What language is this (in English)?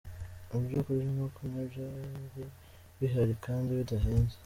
Kinyarwanda